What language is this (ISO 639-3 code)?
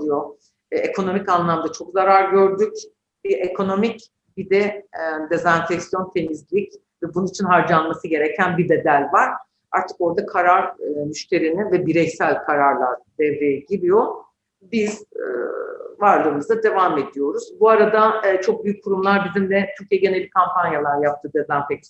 tur